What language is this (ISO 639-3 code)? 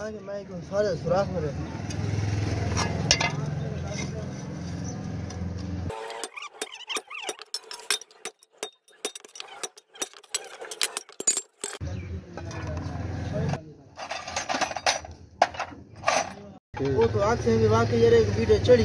ara